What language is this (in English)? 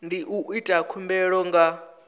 Venda